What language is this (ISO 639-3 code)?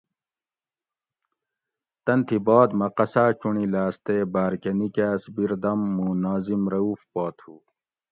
gwc